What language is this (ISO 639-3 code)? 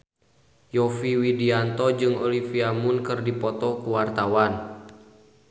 sun